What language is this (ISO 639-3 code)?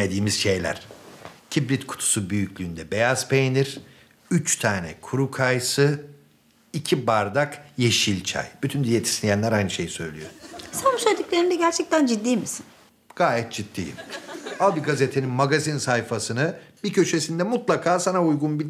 tur